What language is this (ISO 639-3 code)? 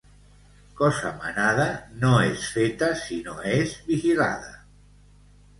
cat